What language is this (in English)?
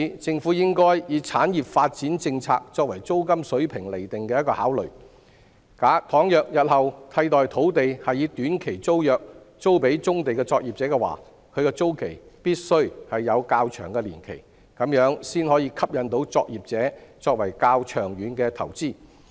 Cantonese